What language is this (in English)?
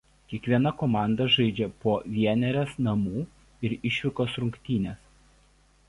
Lithuanian